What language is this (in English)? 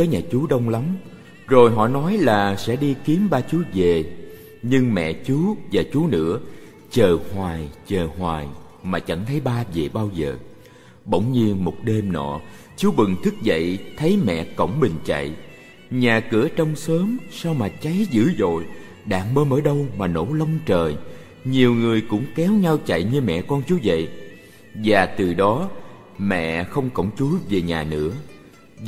Vietnamese